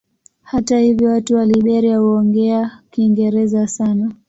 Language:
Swahili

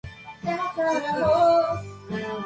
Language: Japanese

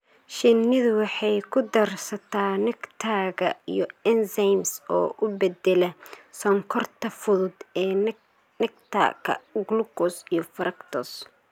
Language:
Somali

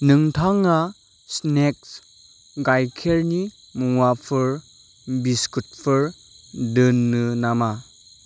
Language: Bodo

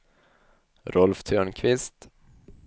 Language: Swedish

